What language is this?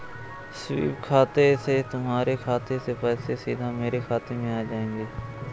Hindi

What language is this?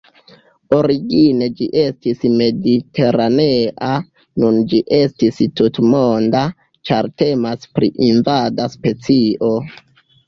Esperanto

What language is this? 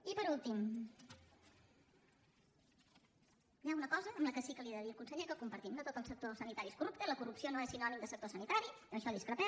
Catalan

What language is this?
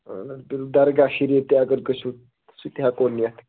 Kashmiri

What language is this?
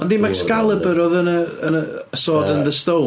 Welsh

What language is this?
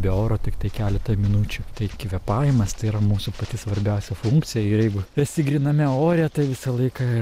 Lithuanian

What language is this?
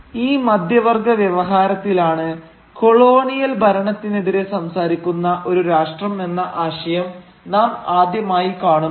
Malayalam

